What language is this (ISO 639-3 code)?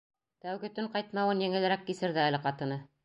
bak